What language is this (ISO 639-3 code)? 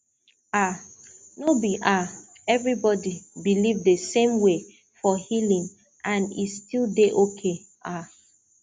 pcm